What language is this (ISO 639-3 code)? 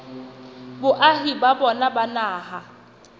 sot